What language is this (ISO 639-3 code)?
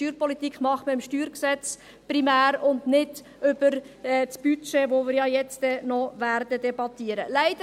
gsw